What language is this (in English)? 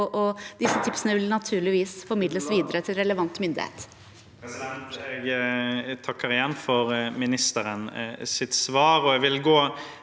Norwegian